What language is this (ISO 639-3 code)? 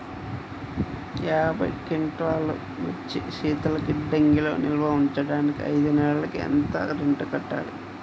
tel